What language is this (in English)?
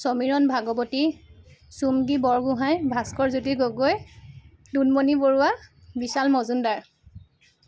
Assamese